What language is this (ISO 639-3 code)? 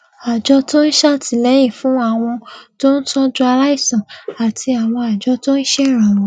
yor